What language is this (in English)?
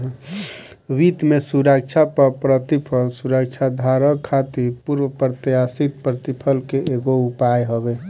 Bhojpuri